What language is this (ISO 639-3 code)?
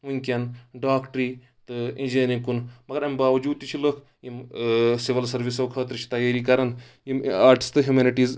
kas